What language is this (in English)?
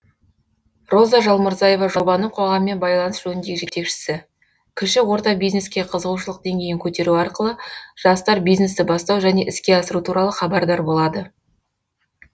Kazakh